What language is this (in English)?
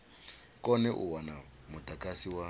Venda